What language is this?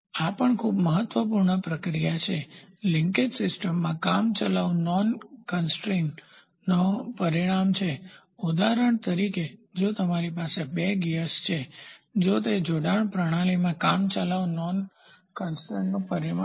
Gujarati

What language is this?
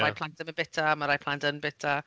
Welsh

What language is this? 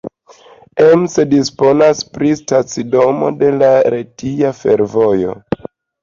Esperanto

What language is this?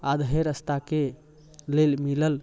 Maithili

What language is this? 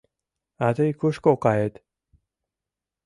Mari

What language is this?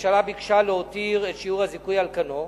Hebrew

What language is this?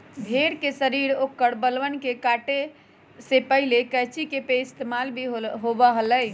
Magahi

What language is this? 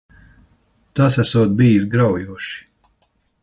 Latvian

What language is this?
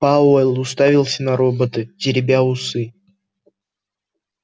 Russian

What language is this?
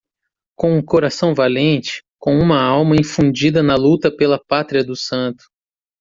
Portuguese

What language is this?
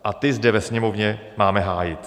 Czech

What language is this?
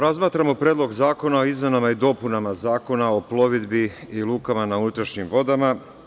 Serbian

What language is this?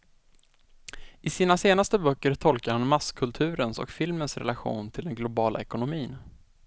Swedish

